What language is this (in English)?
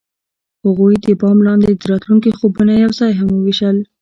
Pashto